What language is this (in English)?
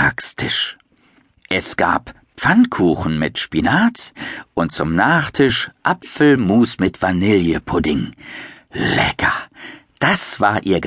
German